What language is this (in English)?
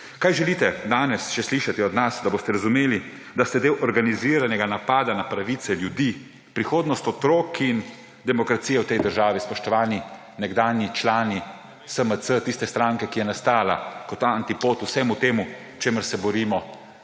Slovenian